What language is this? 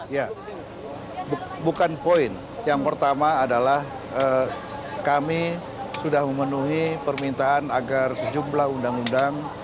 Indonesian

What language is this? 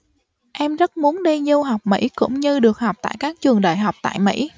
Vietnamese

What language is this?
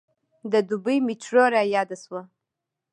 Pashto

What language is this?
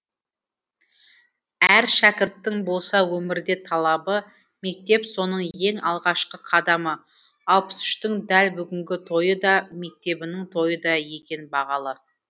Kazakh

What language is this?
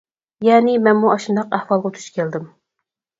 Uyghur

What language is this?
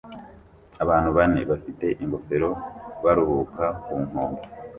Kinyarwanda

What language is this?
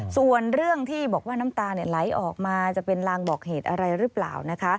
Thai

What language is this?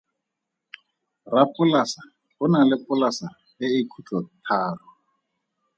Tswana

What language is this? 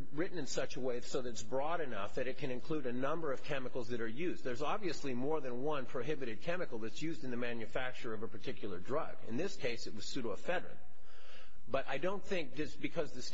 English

